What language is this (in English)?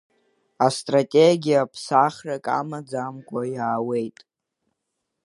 Abkhazian